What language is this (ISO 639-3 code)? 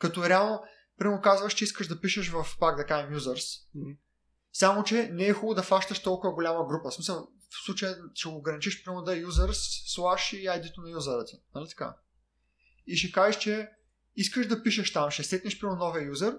bul